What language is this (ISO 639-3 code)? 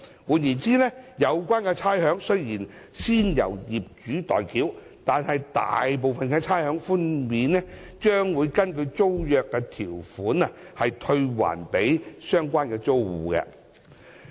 yue